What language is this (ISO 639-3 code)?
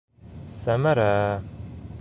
bak